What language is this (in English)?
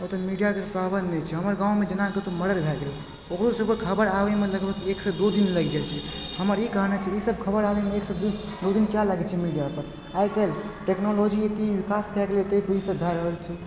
Maithili